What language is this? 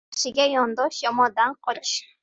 Uzbek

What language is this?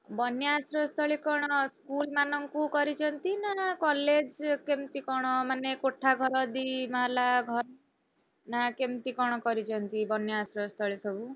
Odia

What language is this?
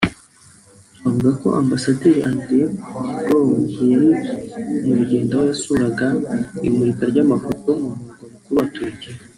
Kinyarwanda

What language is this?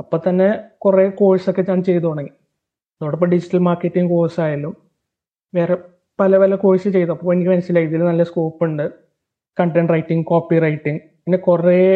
Malayalam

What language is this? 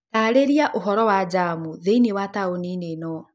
Kikuyu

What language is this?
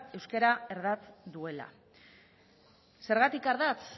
Basque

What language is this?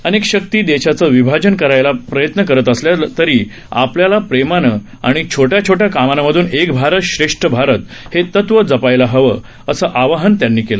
Marathi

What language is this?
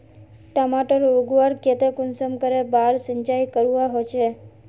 Magahi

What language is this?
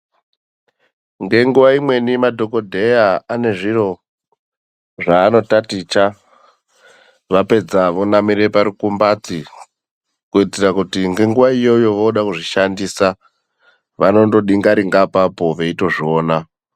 Ndau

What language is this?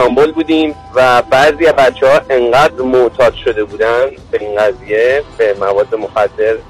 Persian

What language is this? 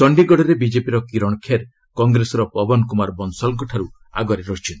Odia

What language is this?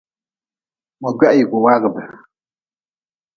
Nawdm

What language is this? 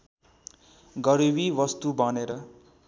Nepali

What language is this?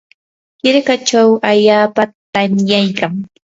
Yanahuanca Pasco Quechua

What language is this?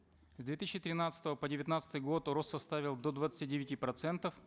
Kazakh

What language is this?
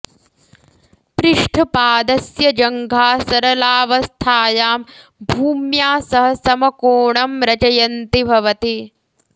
Sanskrit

